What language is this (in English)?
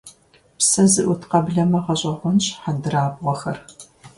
Kabardian